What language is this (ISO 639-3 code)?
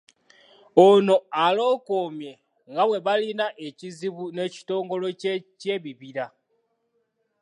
lug